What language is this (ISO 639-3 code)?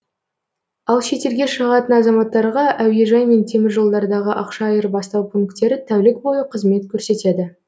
kaz